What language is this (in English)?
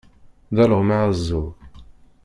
Kabyle